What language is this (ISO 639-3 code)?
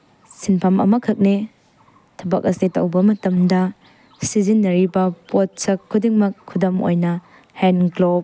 mni